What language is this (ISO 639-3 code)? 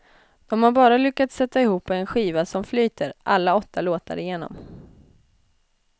swe